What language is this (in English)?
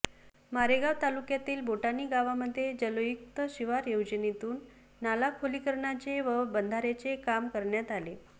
Marathi